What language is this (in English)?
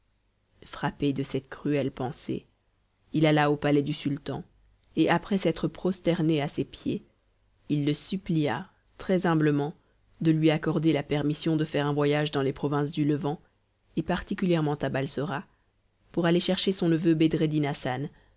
French